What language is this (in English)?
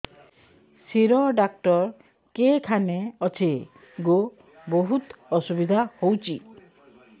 Odia